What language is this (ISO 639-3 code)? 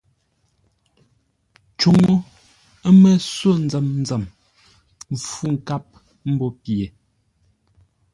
nla